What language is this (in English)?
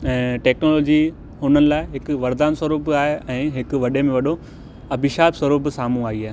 Sindhi